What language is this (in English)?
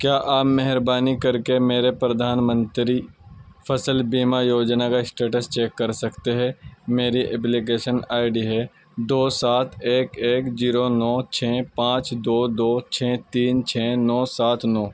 Urdu